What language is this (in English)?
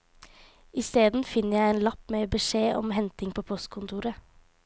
Norwegian